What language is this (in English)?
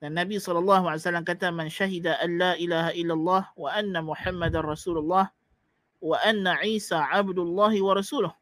Malay